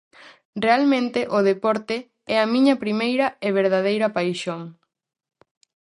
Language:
Galician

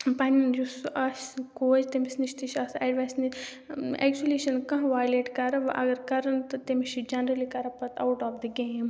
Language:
Kashmiri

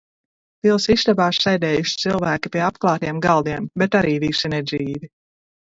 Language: Latvian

